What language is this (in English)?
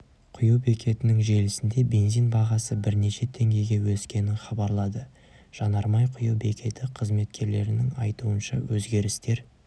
Kazakh